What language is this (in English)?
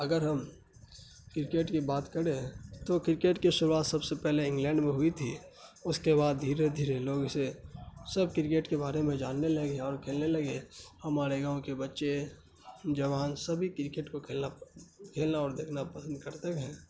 Urdu